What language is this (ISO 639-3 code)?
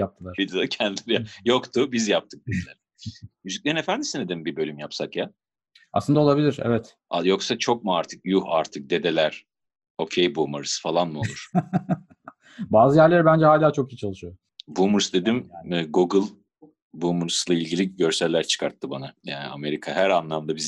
tur